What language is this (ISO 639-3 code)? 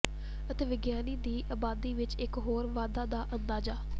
pan